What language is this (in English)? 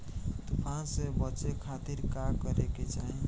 Bhojpuri